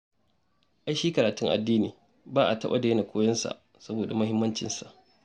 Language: Hausa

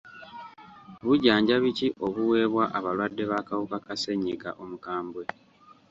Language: Ganda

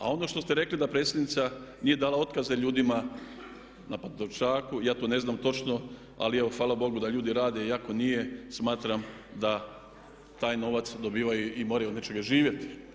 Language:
Croatian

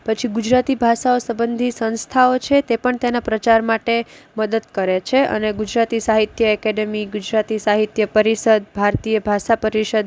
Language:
Gujarati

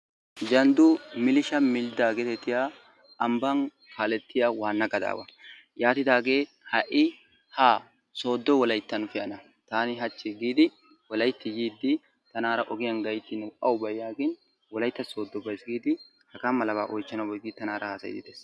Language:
Wolaytta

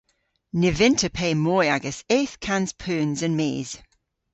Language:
Cornish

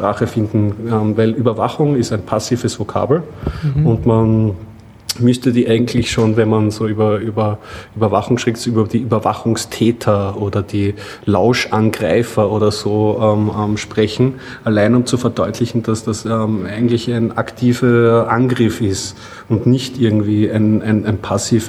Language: German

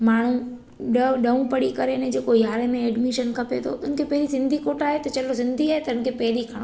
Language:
Sindhi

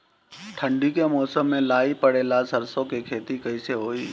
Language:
Bhojpuri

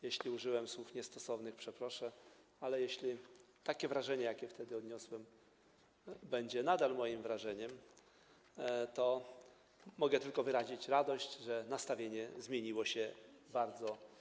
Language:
Polish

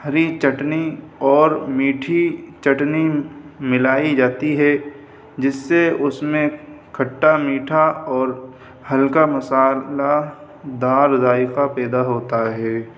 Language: Urdu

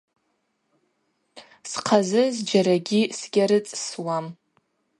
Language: Abaza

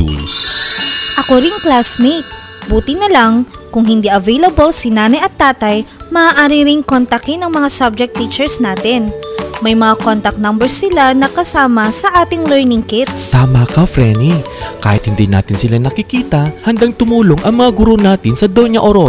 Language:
Filipino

